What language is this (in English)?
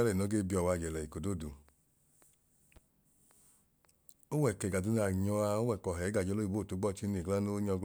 Idoma